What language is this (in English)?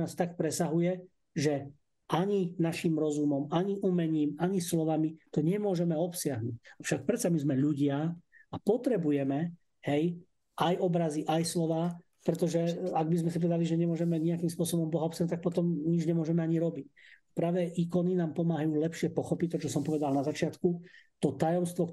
Slovak